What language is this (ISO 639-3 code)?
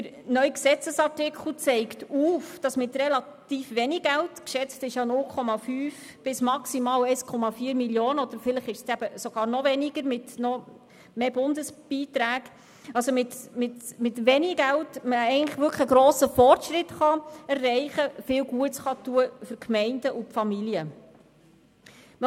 gsw